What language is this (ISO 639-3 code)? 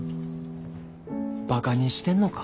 jpn